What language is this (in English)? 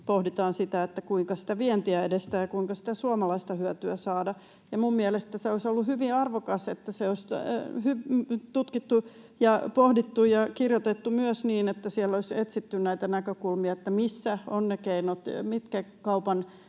Finnish